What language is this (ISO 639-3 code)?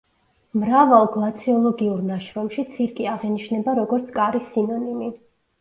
kat